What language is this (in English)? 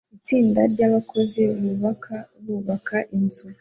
Kinyarwanda